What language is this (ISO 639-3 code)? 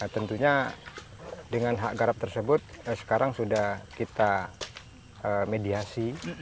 ind